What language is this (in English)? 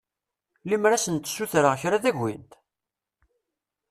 Kabyle